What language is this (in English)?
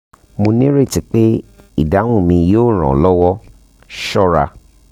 Yoruba